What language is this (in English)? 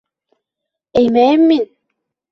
Bashkir